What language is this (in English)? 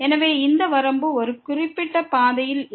Tamil